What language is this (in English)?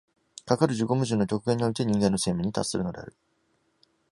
Japanese